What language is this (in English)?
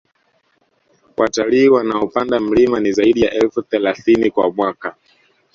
Swahili